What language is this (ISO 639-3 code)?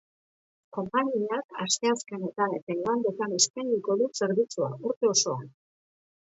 eus